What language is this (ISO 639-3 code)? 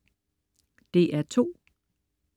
dan